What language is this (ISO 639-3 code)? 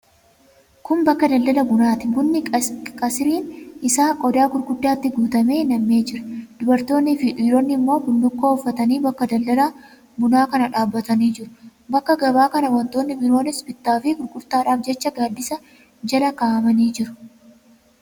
orm